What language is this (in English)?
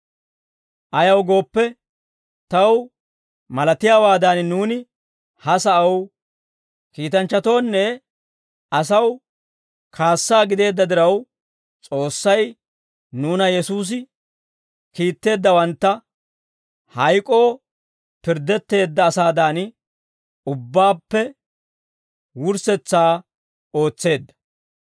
Dawro